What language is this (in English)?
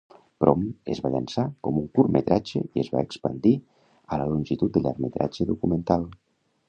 Catalan